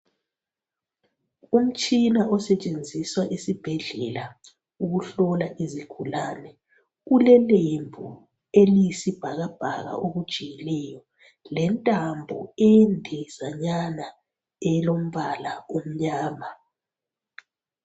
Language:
North Ndebele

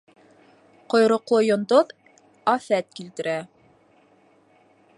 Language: Bashkir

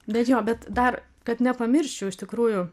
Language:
Lithuanian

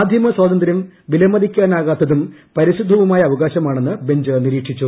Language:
Malayalam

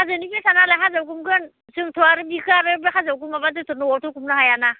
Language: Bodo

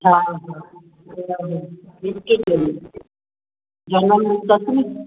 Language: Sindhi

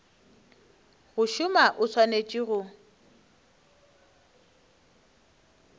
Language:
Northern Sotho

